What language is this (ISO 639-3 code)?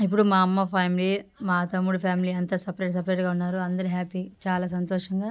tel